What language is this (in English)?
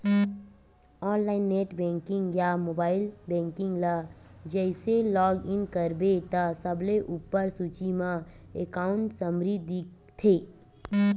Chhattisgarhi